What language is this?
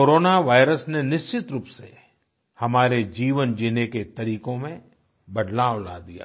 Hindi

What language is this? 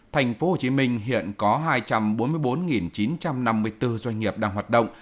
Vietnamese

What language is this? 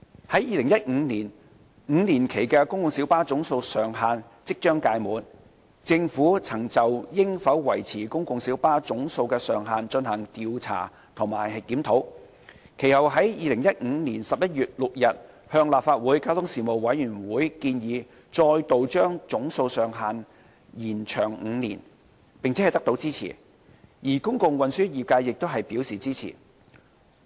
Cantonese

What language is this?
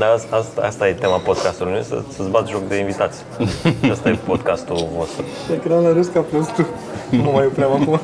Romanian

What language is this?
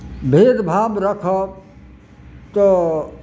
Maithili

